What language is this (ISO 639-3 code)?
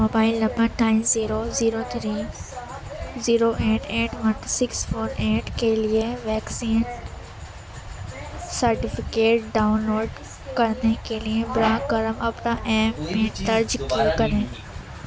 urd